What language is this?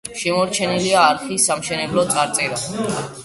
Georgian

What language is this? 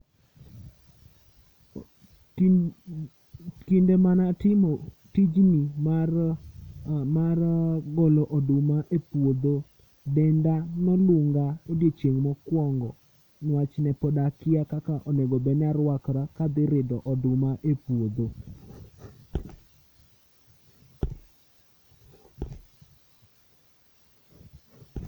Luo (Kenya and Tanzania)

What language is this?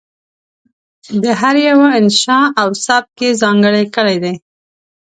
Pashto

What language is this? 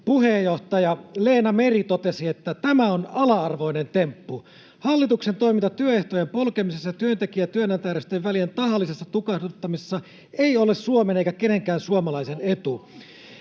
Finnish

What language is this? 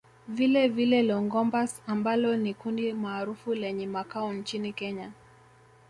Swahili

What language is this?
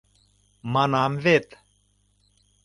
Mari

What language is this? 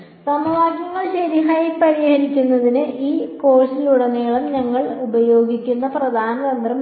Malayalam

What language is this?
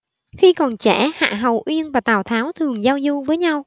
Vietnamese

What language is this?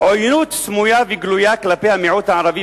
Hebrew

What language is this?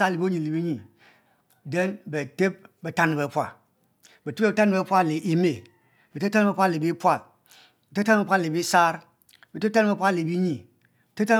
Mbe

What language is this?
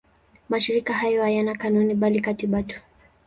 Swahili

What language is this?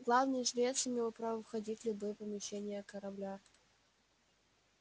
Russian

